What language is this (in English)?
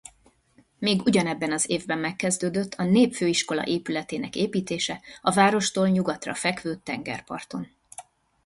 Hungarian